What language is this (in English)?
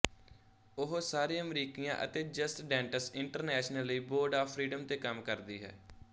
Punjabi